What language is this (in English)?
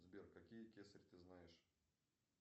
Russian